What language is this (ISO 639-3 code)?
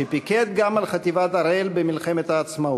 heb